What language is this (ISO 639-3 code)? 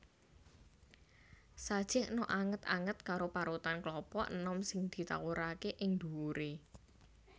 jav